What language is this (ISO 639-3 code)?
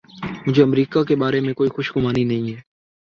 urd